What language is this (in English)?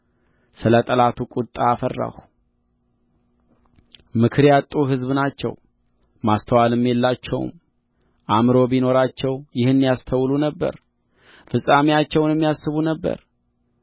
Amharic